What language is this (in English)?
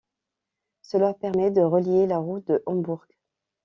French